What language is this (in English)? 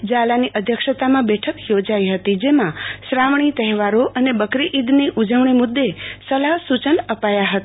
Gujarati